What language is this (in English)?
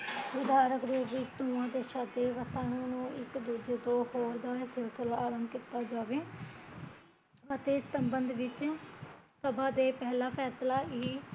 Punjabi